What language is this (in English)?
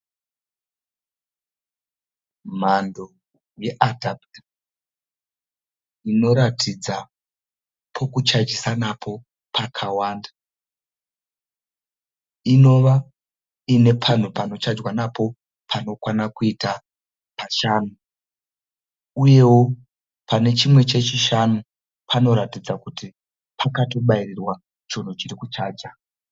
Shona